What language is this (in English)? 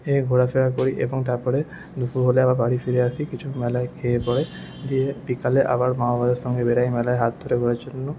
Bangla